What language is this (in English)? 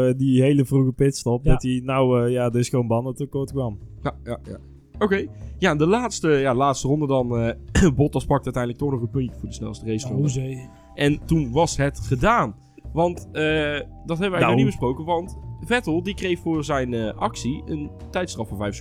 Dutch